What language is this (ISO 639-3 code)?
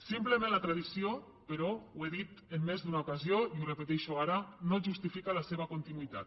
cat